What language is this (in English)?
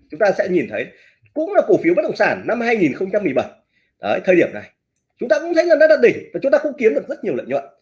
Vietnamese